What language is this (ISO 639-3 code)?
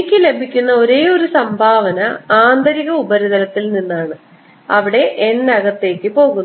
mal